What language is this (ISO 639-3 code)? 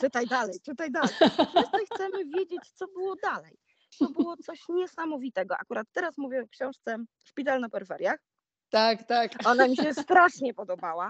pol